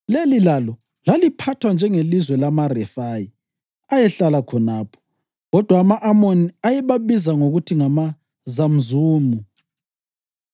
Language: North Ndebele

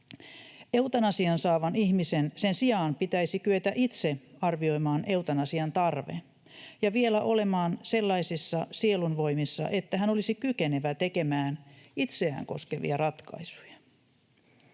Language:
Finnish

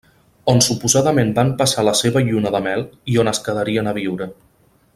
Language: Catalan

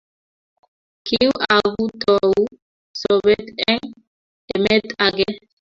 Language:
Kalenjin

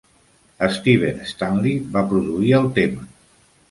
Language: Catalan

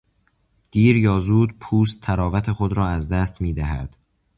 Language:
Persian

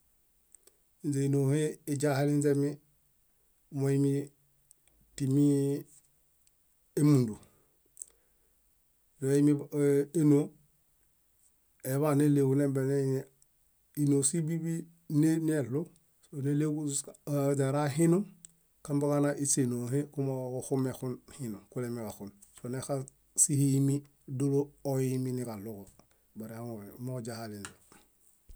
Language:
Bayot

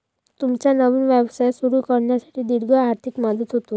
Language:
Marathi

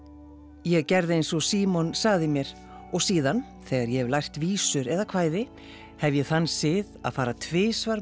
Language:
Icelandic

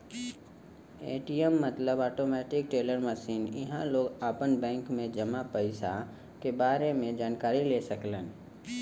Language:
Bhojpuri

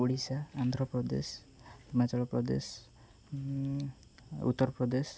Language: Odia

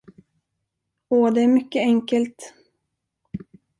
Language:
Swedish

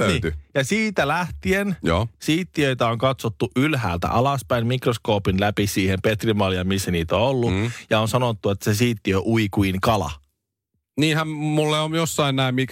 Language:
Finnish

